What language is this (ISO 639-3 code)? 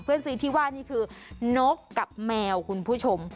tha